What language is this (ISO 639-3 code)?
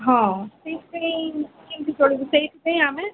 ori